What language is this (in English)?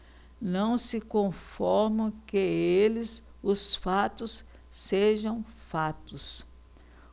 Portuguese